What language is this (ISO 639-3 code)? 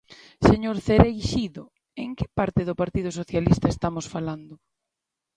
glg